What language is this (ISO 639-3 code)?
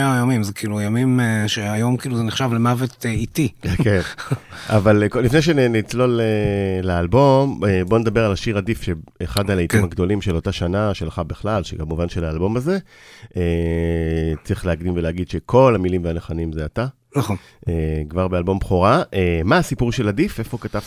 heb